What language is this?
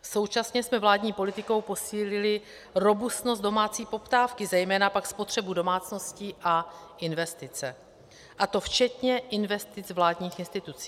Czech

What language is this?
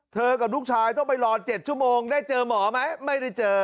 Thai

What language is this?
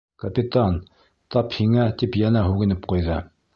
Bashkir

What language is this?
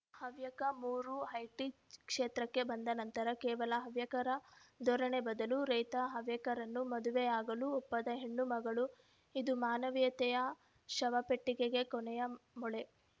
Kannada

